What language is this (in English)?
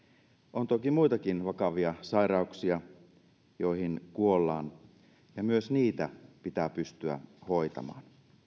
Finnish